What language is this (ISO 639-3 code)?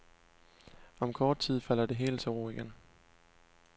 dan